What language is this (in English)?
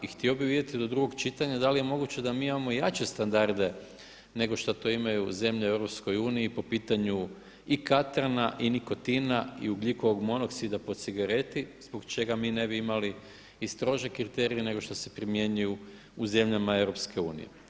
Croatian